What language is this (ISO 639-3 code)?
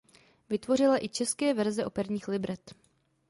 ces